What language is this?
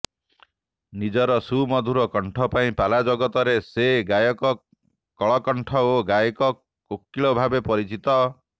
Odia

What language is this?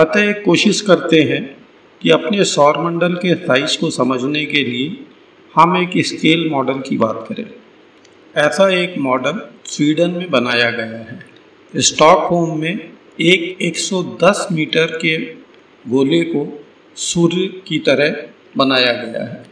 Hindi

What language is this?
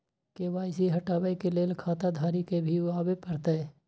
Maithili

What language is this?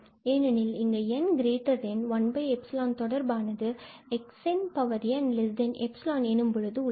Tamil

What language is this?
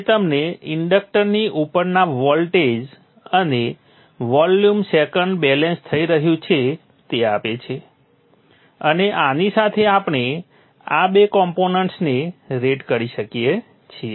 Gujarati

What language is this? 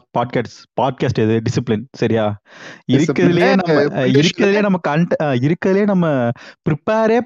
Tamil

